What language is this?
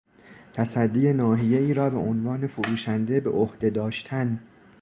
Persian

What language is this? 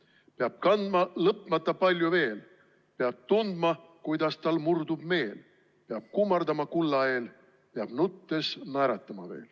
Estonian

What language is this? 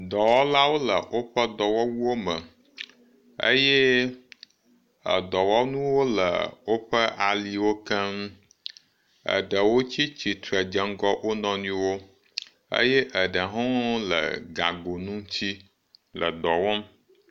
Ewe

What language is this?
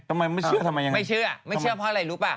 Thai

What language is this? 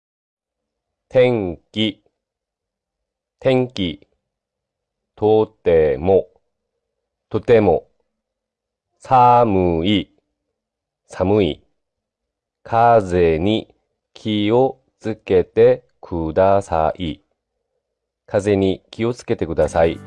Japanese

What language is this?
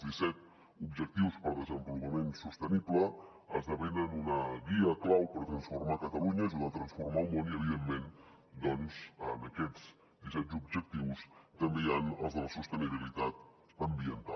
Catalan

